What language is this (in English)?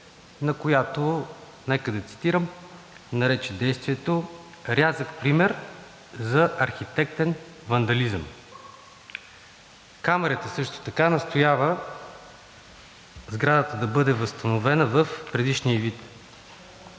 Bulgarian